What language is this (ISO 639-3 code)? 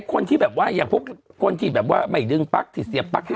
tha